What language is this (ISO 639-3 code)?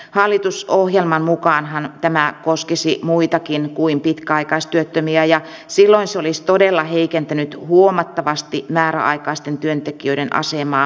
fin